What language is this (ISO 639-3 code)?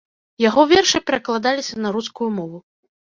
bel